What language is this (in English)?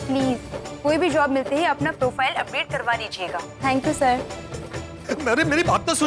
Hindi